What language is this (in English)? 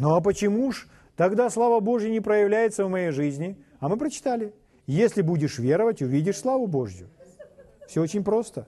Russian